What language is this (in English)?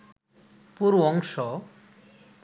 Bangla